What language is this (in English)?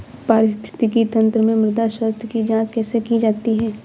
Hindi